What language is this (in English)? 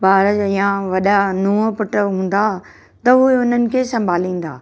Sindhi